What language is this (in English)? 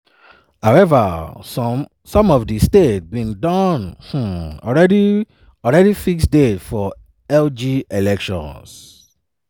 Nigerian Pidgin